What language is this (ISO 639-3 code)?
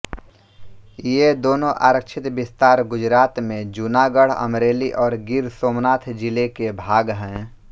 hin